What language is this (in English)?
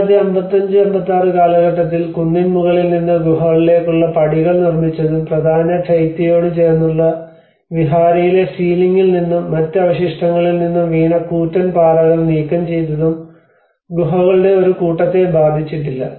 Malayalam